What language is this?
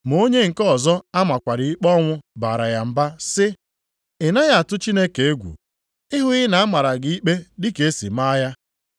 Igbo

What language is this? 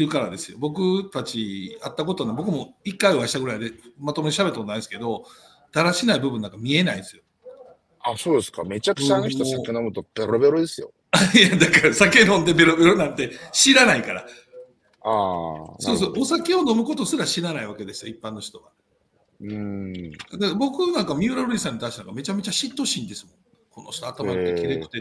Japanese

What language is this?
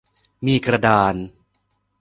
Thai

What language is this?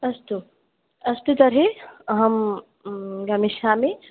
Sanskrit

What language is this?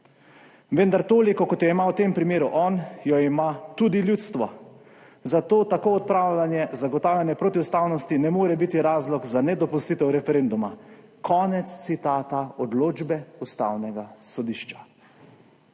Slovenian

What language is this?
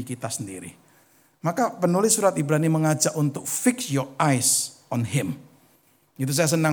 Indonesian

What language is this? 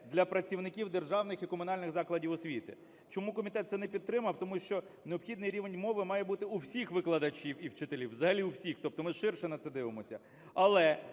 Ukrainian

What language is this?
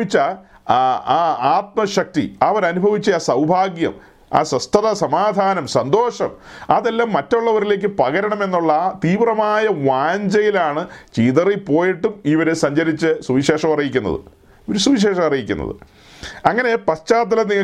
Malayalam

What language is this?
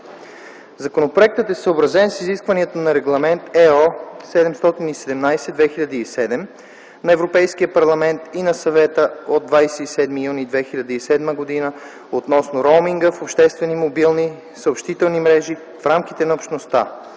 Bulgarian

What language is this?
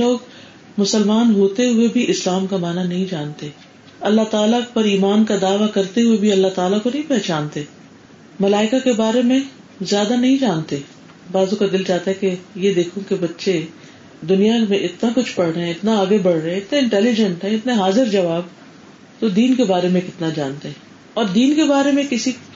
Urdu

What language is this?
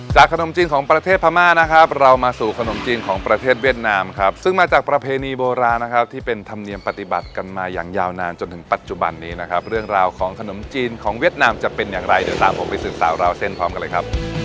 Thai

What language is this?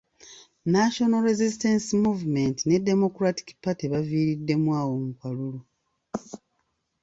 Ganda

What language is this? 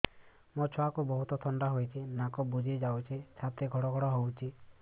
Odia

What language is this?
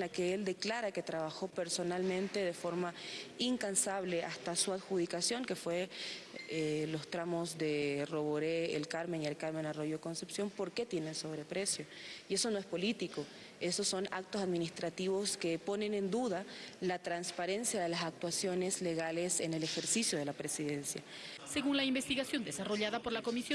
Spanish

